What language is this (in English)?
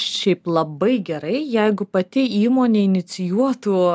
Lithuanian